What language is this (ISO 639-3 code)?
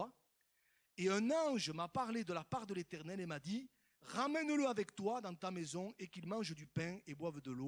fra